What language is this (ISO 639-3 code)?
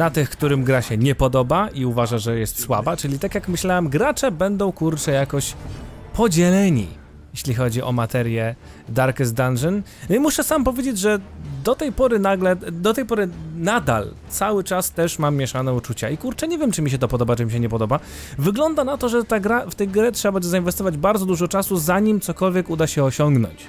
pol